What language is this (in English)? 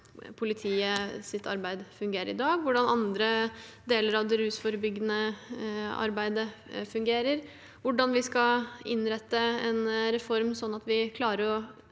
Norwegian